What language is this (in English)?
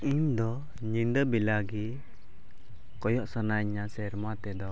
Santali